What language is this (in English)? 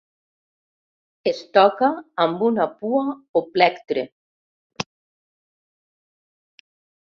Catalan